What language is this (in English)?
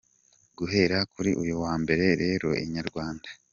Kinyarwanda